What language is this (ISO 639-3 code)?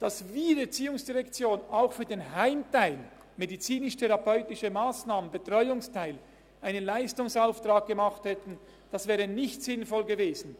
gsw